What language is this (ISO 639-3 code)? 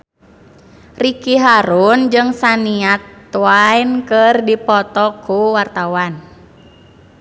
sun